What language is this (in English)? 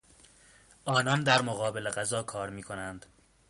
Persian